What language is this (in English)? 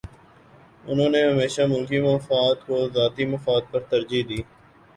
Urdu